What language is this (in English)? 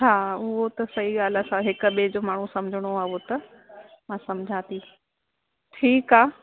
Sindhi